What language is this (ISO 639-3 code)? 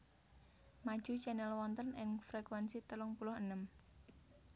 jav